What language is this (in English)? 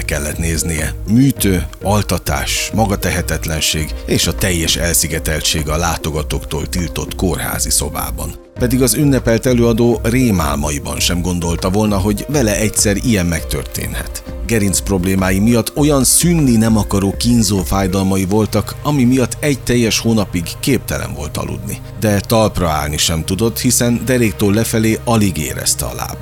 Hungarian